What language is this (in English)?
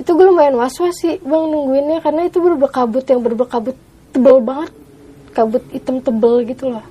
Indonesian